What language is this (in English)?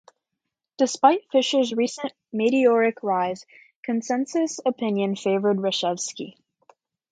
English